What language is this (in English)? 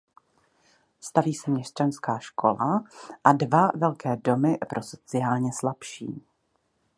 Czech